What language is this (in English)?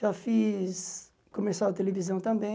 Portuguese